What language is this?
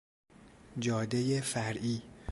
Persian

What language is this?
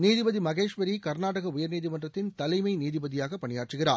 Tamil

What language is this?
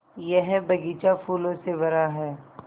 Hindi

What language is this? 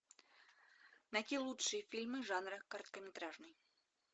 Russian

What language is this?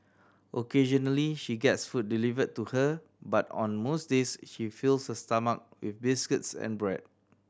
English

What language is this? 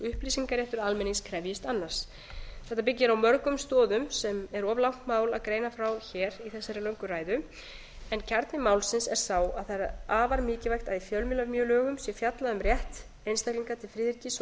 Icelandic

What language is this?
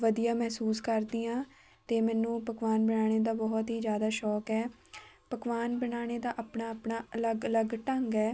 Punjabi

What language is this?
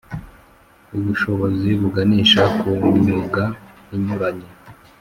Kinyarwanda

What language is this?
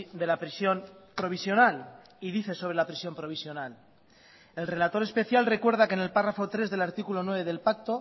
Spanish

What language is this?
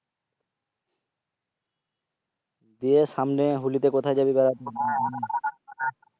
Bangla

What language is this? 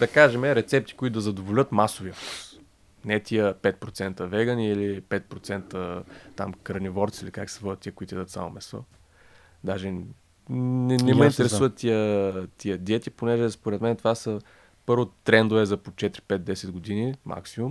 Bulgarian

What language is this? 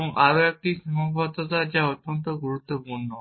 Bangla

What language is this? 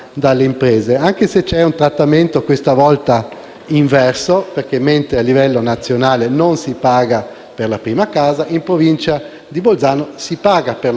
Italian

